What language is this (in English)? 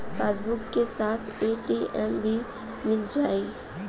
Bhojpuri